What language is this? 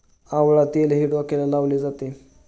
Marathi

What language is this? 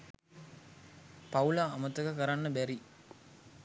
Sinhala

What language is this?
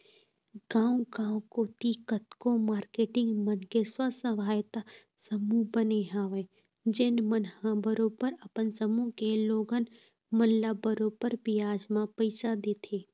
Chhattisgarhi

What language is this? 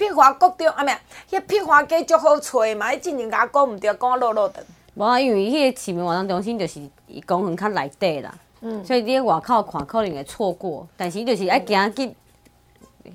Chinese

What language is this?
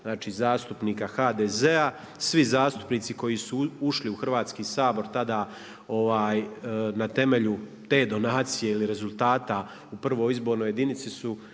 Croatian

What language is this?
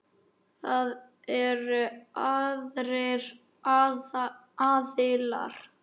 Icelandic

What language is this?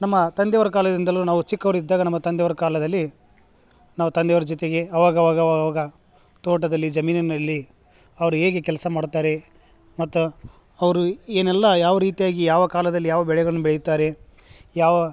Kannada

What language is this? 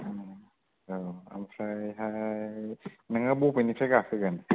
Bodo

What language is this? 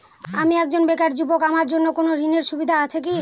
Bangla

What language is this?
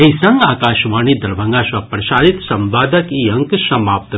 Maithili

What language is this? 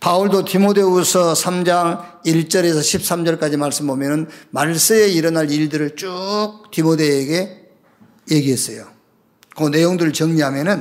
Korean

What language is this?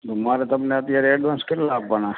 Gujarati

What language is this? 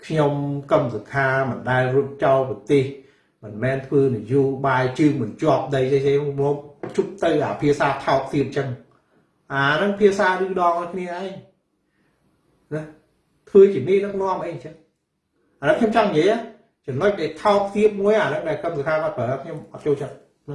Vietnamese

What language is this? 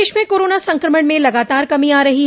Hindi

